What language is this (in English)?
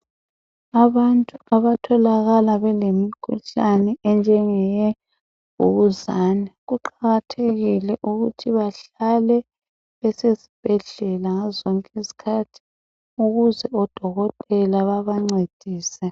North Ndebele